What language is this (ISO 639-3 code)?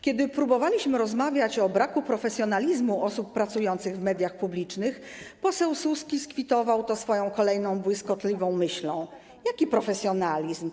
pol